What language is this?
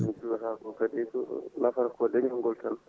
Fula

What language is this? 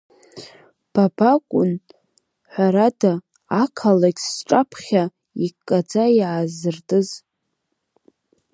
Abkhazian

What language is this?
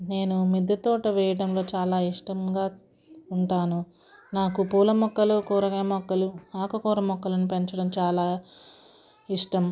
Telugu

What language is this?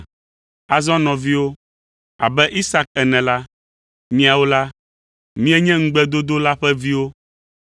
Ewe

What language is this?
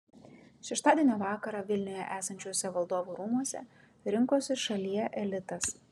Lithuanian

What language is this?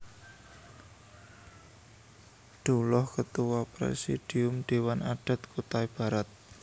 Javanese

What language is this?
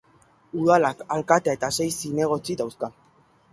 Basque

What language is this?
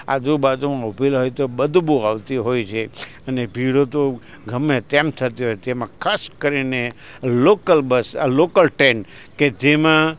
Gujarati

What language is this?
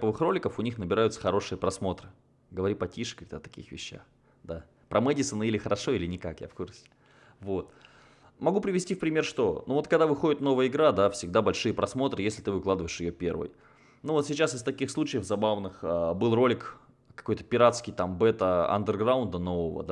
Russian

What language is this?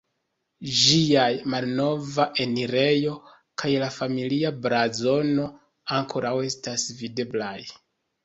Esperanto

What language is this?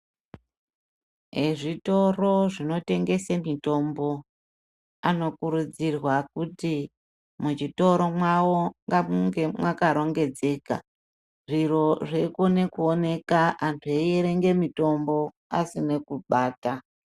Ndau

